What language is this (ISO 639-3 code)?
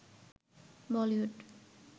ben